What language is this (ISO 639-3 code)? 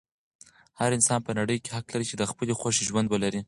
pus